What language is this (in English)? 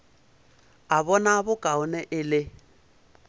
Northern Sotho